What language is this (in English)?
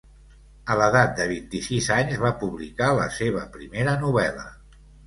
Catalan